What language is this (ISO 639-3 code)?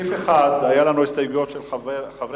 heb